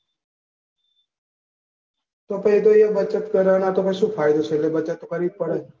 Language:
Gujarati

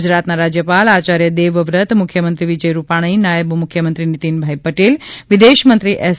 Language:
Gujarati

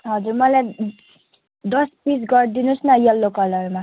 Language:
Nepali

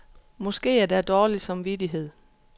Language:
Danish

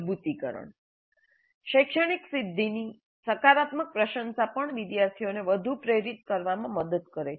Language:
Gujarati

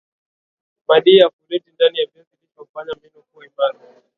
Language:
Swahili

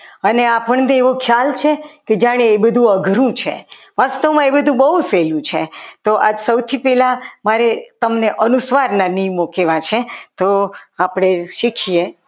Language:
Gujarati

